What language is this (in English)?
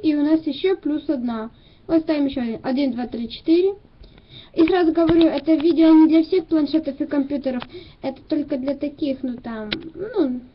Russian